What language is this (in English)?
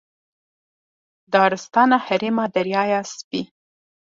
Kurdish